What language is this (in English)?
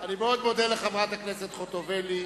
Hebrew